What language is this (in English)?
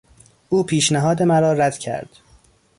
Persian